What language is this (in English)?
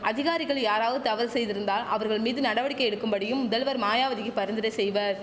Tamil